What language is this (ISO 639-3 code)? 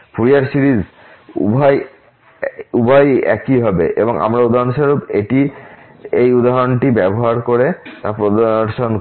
ben